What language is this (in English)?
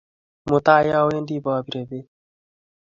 Kalenjin